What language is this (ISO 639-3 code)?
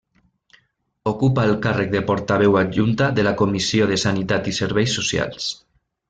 cat